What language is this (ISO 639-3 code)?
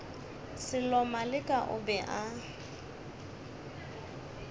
nso